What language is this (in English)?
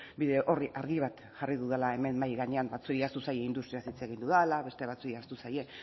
Basque